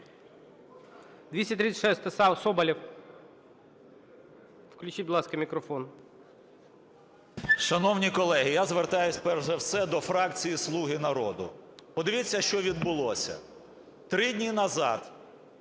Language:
Ukrainian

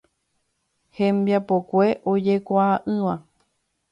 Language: Guarani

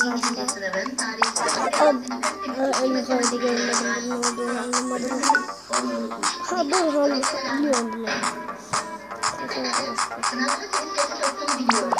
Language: Turkish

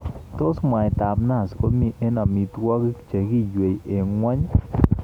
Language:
Kalenjin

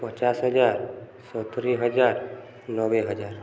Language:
Odia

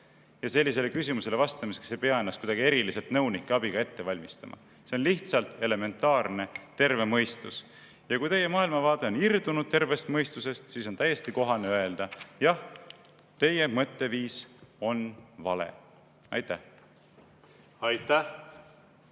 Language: Estonian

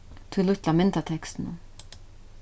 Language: Faroese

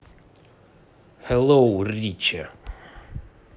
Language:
Russian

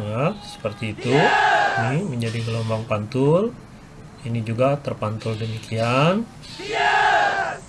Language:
Indonesian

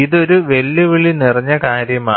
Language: Malayalam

